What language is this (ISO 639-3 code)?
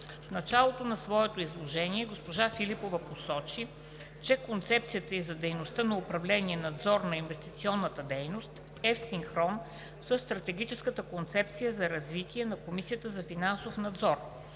bul